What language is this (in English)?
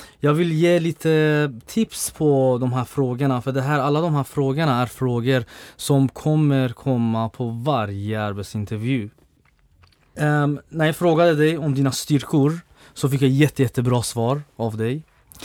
Swedish